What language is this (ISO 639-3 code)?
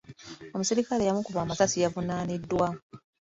lug